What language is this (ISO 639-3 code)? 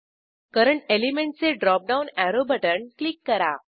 mar